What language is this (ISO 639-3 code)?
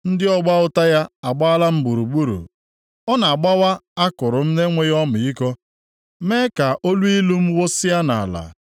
ibo